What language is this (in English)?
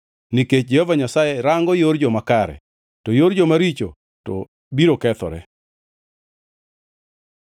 Luo (Kenya and Tanzania)